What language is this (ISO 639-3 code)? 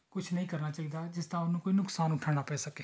pan